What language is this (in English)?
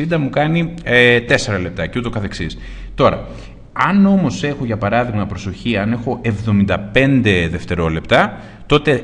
Greek